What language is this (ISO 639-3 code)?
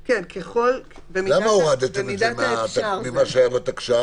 heb